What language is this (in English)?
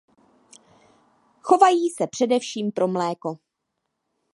Czech